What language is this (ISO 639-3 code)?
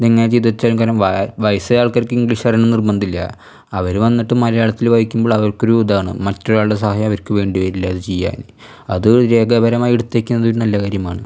mal